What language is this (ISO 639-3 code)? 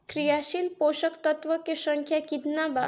bho